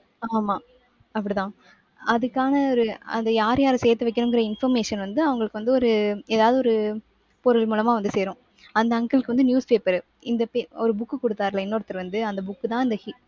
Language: Tamil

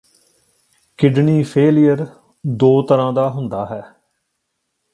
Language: Punjabi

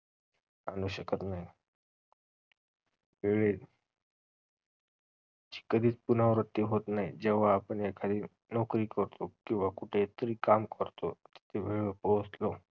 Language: Marathi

